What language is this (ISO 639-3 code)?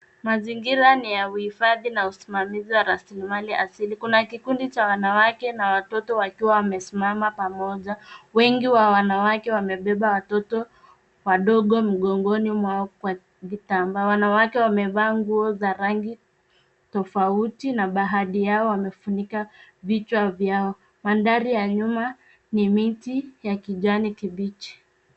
swa